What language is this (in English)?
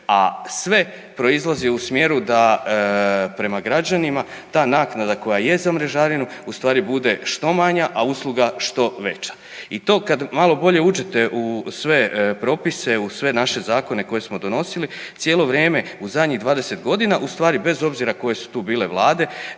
Croatian